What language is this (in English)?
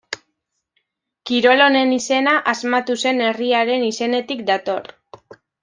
Basque